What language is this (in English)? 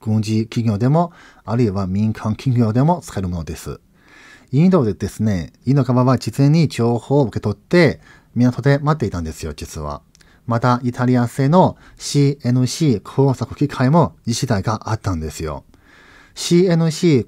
Japanese